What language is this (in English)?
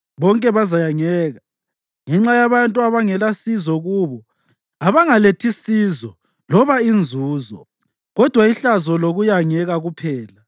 North Ndebele